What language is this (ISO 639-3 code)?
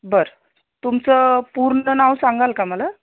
mar